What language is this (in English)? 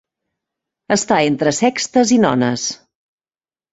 Catalan